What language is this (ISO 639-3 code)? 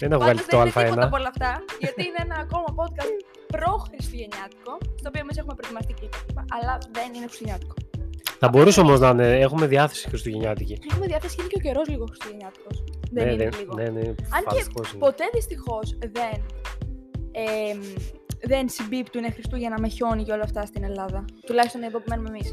ell